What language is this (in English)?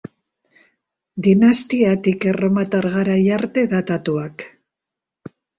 Basque